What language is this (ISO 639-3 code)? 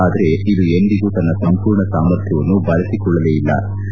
kan